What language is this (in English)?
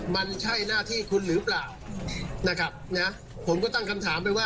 Thai